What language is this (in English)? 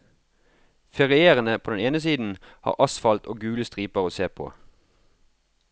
Norwegian